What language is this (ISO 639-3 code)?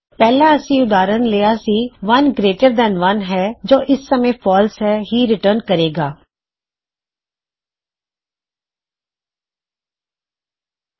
pan